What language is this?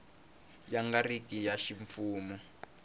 Tsonga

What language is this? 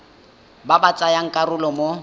Tswana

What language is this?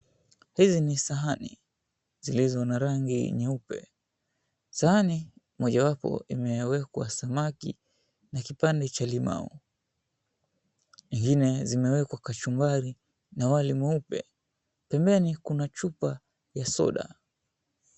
Swahili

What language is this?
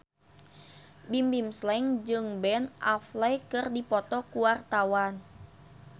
Sundanese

